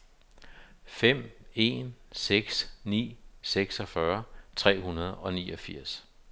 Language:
Danish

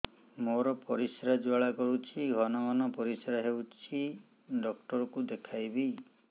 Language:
Odia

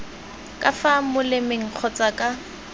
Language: Tswana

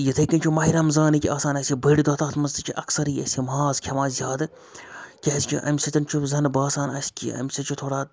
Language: Kashmiri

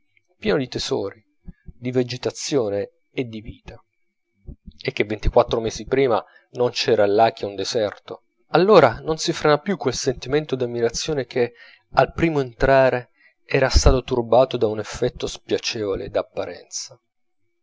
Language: Italian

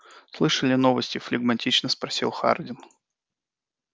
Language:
Russian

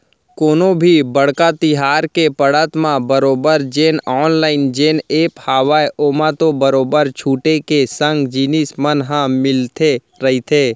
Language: Chhattisgarhi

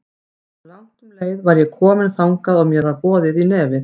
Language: Icelandic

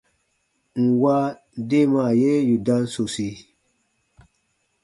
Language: Baatonum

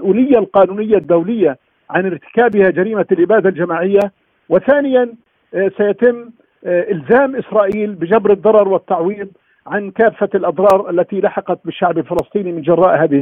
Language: Arabic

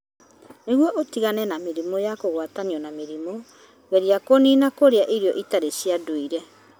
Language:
Kikuyu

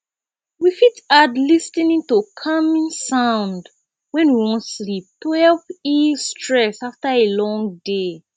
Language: Nigerian Pidgin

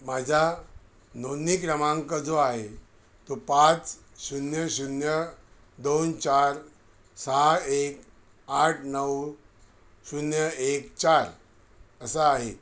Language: Marathi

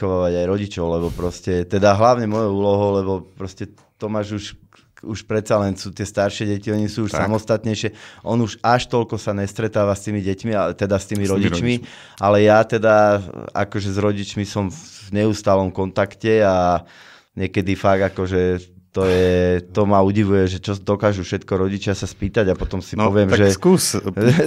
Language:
Slovak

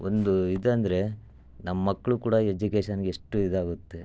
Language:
Kannada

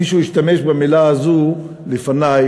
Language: Hebrew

